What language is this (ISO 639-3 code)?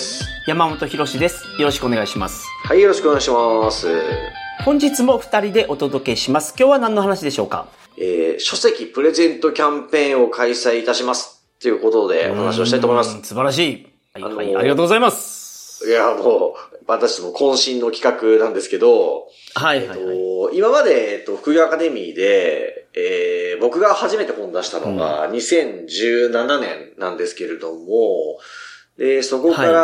jpn